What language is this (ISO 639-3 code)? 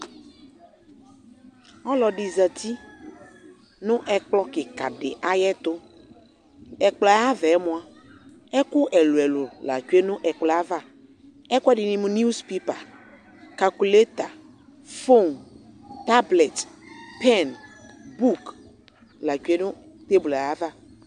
kpo